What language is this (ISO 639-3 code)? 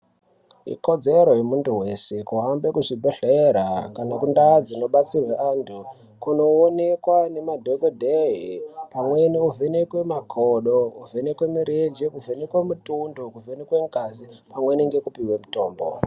ndc